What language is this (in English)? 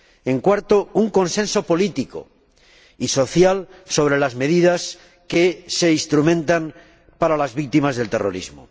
Spanish